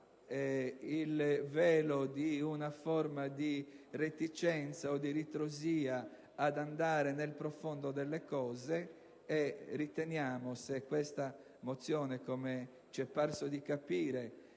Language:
Italian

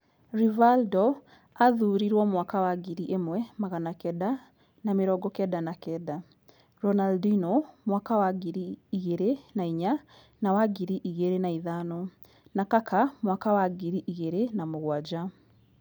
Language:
Kikuyu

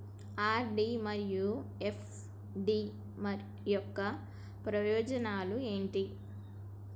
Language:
Telugu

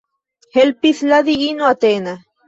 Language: Esperanto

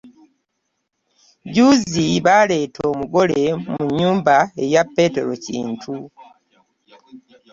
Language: Ganda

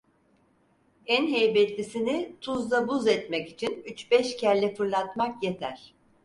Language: Turkish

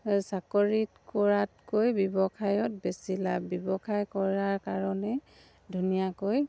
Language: Assamese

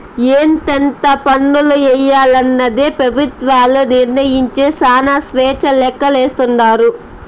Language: Telugu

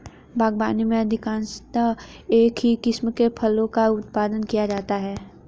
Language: Hindi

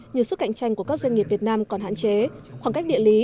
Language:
Vietnamese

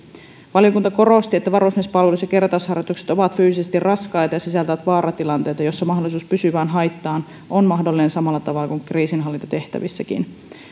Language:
Finnish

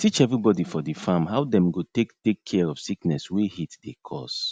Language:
Nigerian Pidgin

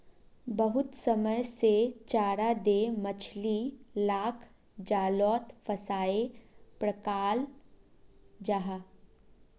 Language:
Magahi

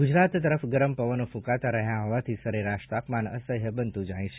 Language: Gujarati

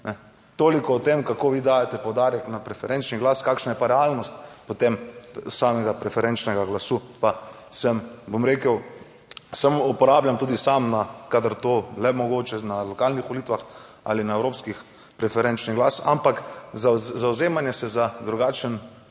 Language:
Slovenian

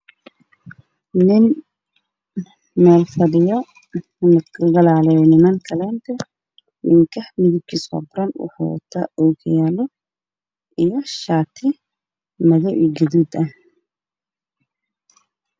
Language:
Somali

